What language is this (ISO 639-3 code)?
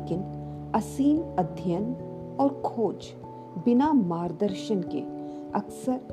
hin